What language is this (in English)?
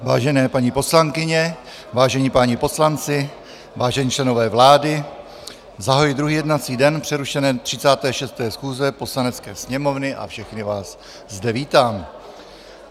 Czech